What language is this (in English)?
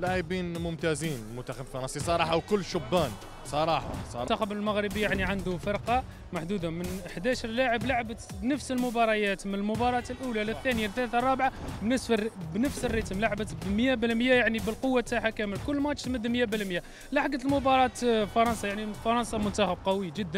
Arabic